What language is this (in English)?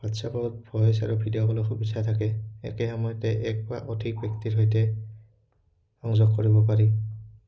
Assamese